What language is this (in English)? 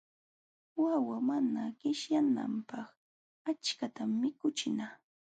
Jauja Wanca Quechua